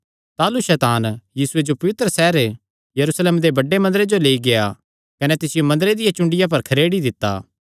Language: Kangri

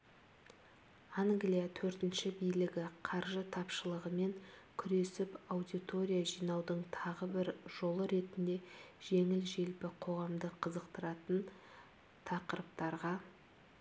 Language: Kazakh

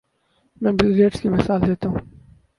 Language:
Urdu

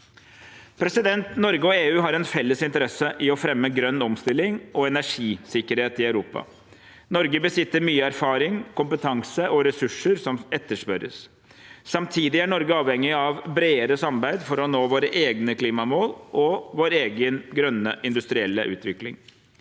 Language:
Norwegian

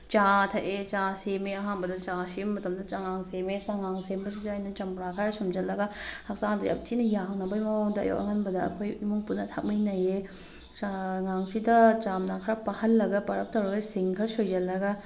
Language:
Manipuri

